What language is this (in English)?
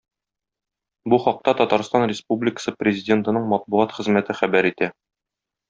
Tatar